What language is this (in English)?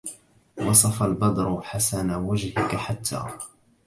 Arabic